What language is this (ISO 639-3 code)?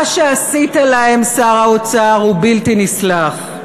heb